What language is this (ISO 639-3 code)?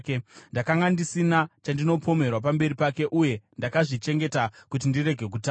sna